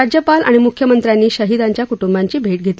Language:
Marathi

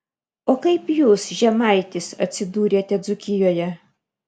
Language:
Lithuanian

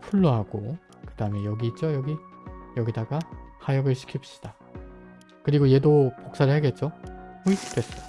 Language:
Korean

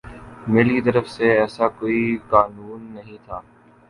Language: Urdu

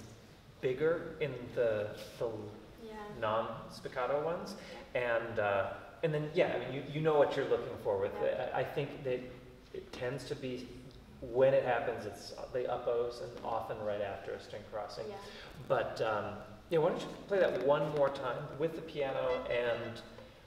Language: English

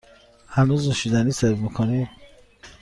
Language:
Persian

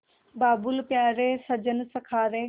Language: Hindi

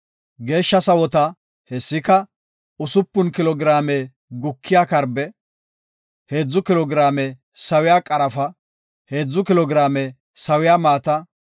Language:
Gofa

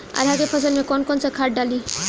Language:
Bhojpuri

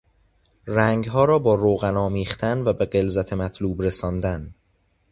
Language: Persian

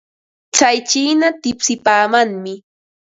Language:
Ambo-Pasco Quechua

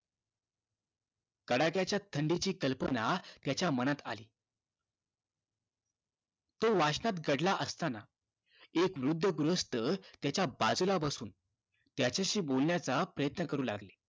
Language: Marathi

